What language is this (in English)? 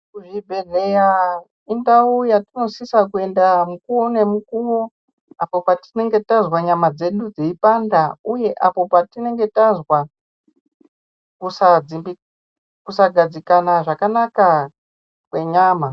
Ndau